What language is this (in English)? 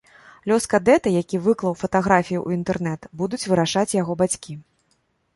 Belarusian